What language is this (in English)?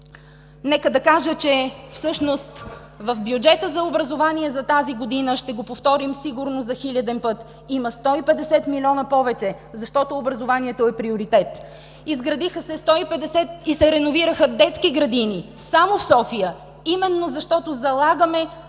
Bulgarian